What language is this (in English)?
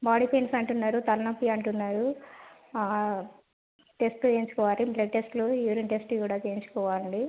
Telugu